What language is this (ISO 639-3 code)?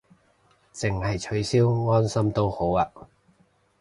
yue